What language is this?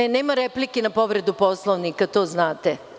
Serbian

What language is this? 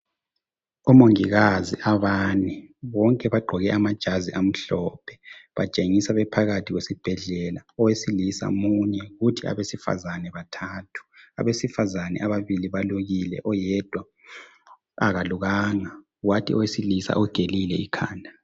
North Ndebele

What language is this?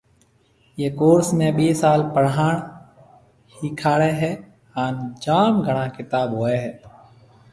Marwari (Pakistan)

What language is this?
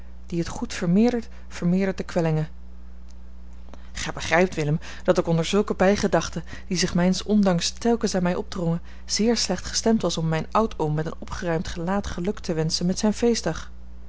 Dutch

